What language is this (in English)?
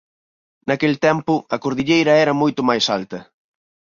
Galician